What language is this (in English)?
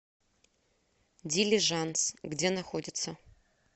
Russian